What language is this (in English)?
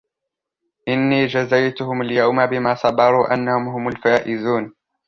Arabic